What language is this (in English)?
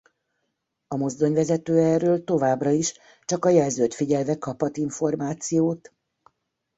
Hungarian